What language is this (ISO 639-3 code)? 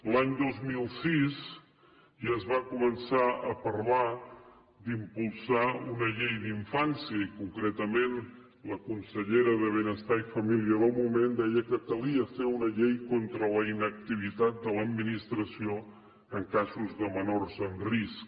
cat